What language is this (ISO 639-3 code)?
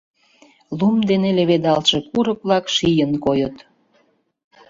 chm